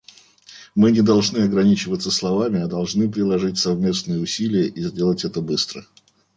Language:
Russian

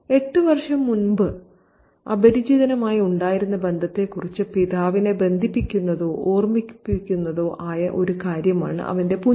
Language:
Malayalam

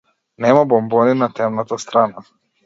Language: Macedonian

